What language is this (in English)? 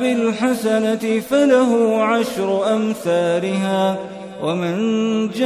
Arabic